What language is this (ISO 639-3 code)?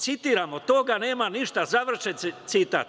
srp